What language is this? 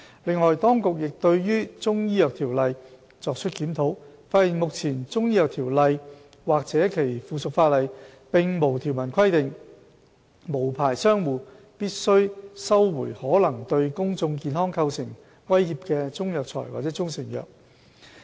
Cantonese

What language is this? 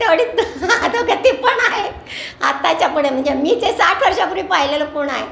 Marathi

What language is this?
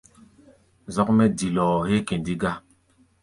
Gbaya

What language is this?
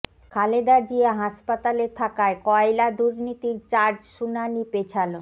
Bangla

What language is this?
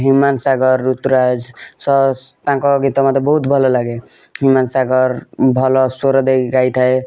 Odia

